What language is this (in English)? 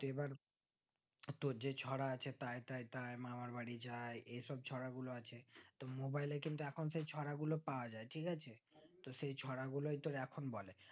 Bangla